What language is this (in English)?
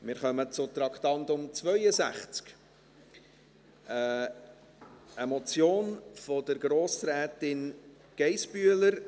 Swiss German